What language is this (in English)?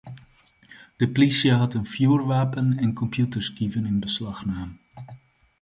Western Frisian